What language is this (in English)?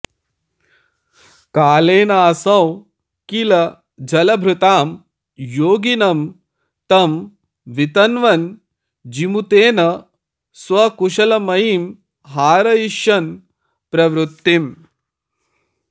Sanskrit